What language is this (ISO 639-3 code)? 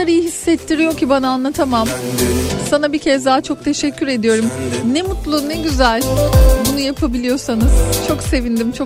tur